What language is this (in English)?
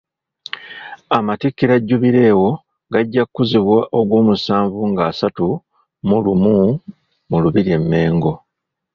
Ganda